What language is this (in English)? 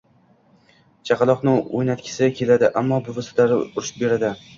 Uzbek